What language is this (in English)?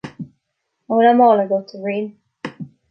Irish